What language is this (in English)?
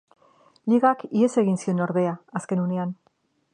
Basque